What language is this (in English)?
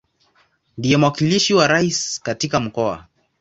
Swahili